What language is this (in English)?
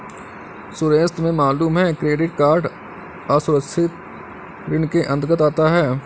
Hindi